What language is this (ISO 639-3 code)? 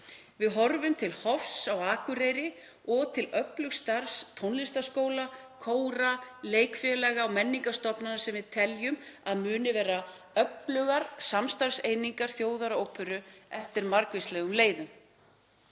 isl